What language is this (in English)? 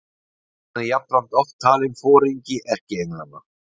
Icelandic